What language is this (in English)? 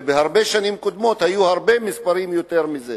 Hebrew